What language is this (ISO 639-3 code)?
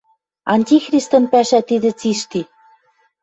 mrj